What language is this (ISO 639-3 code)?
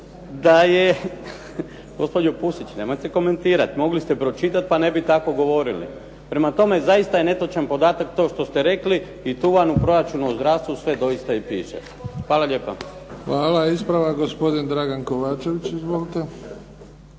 hrv